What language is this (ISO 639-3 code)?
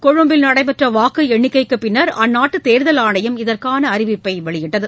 tam